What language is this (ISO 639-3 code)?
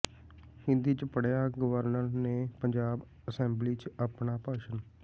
pan